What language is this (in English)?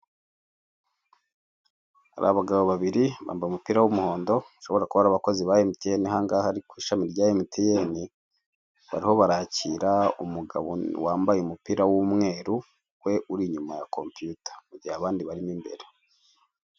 Kinyarwanda